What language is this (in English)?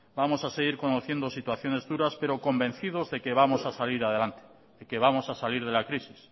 Spanish